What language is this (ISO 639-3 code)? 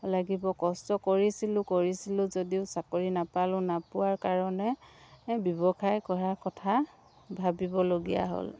asm